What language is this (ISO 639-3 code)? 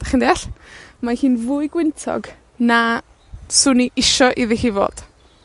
cym